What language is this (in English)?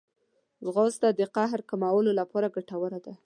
Pashto